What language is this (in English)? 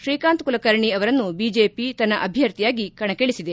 Kannada